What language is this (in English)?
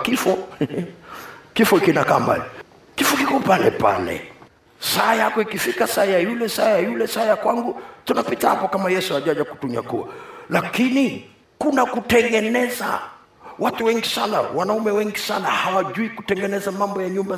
Swahili